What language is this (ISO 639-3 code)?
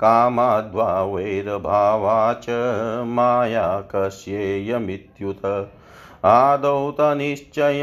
hin